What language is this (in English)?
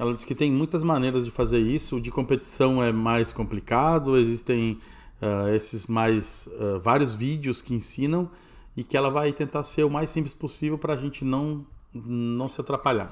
Portuguese